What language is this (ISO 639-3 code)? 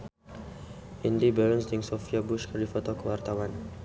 sun